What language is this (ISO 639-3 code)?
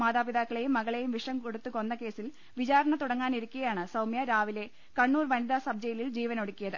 mal